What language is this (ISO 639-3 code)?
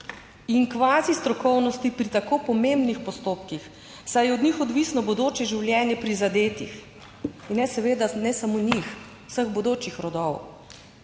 slv